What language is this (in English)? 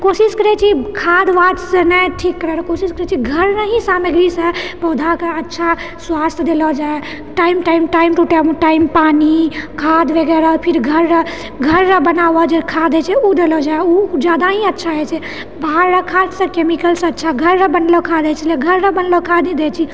Maithili